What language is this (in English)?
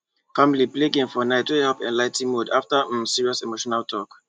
Nigerian Pidgin